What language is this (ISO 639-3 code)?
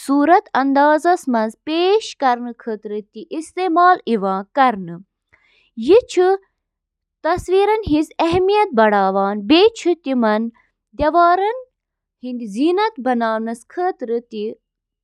kas